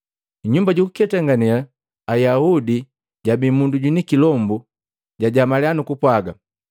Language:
Matengo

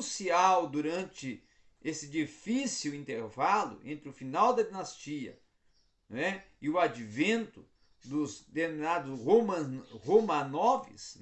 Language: Portuguese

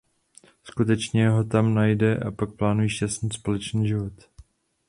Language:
Czech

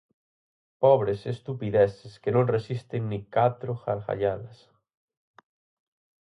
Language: Galician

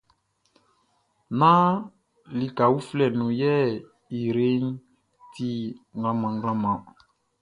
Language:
Baoulé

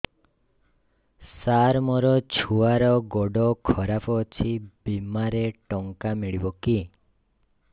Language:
Odia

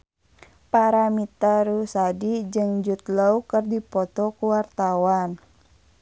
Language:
Sundanese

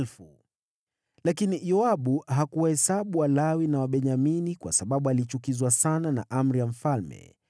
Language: Swahili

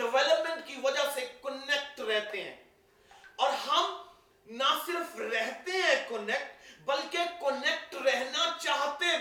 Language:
Urdu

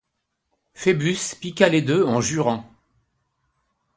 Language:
French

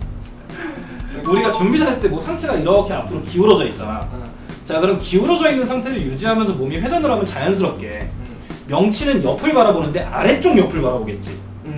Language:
Korean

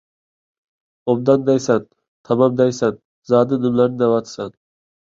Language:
Uyghur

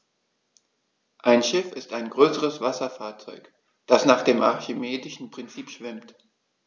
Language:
German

